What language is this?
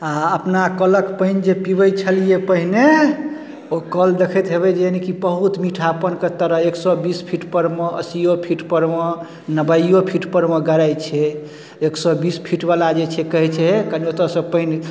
Maithili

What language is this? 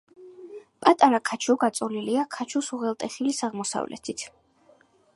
Georgian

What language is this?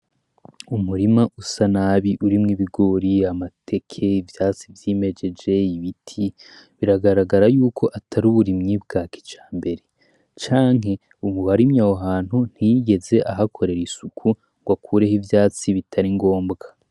Rundi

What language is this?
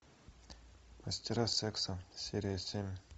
Russian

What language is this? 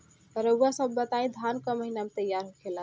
Bhojpuri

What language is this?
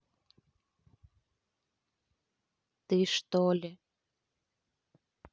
Russian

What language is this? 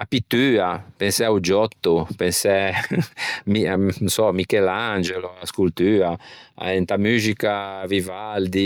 Ligurian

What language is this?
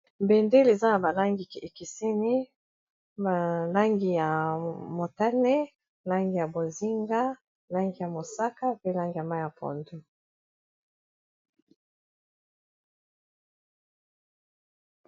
Lingala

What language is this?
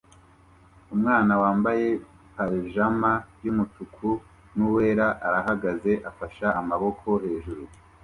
Kinyarwanda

